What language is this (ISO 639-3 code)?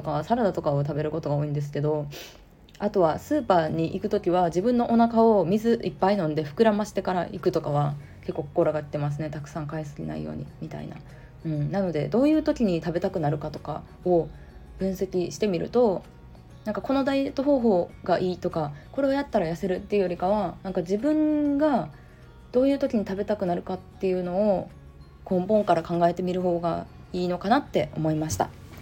jpn